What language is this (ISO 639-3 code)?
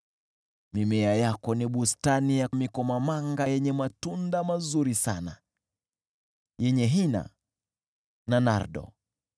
swa